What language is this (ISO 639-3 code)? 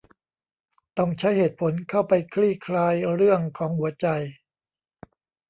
tha